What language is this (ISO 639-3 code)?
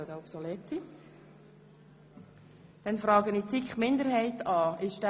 gsw